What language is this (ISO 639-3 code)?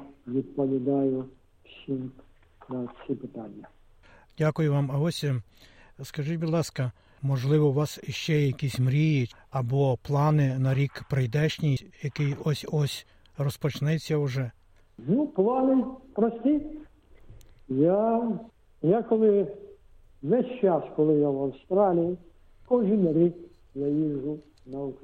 ukr